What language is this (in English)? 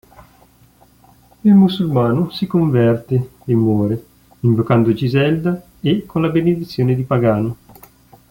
Italian